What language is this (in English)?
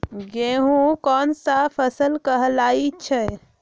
Magahi